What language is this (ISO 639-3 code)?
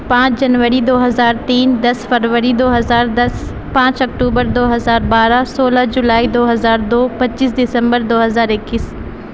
urd